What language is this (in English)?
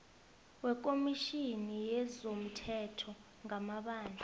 South Ndebele